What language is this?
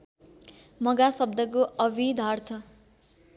Nepali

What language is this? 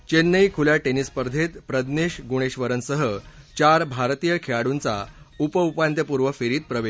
Marathi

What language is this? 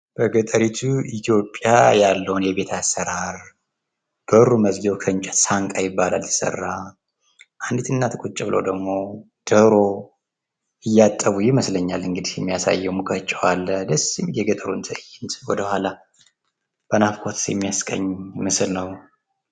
Amharic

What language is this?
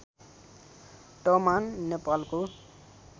Nepali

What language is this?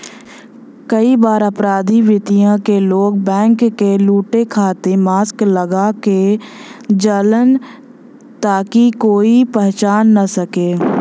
Bhojpuri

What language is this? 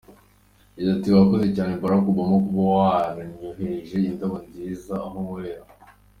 Kinyarwanda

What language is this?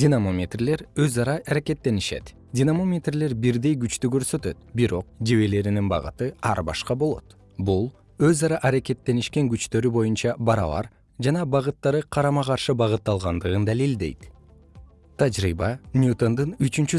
Kyrgyz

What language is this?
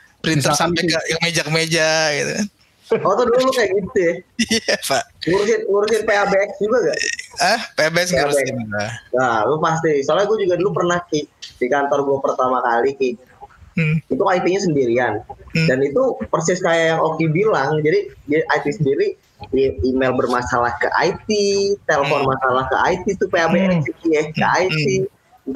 Indonesian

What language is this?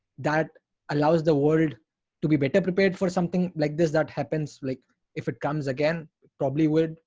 English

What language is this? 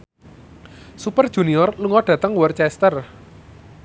Javanese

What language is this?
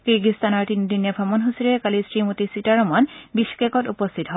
Assamese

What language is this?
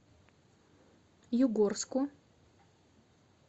Russian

